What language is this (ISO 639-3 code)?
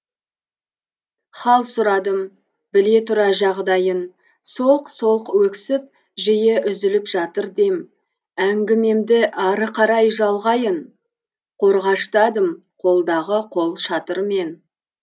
kaz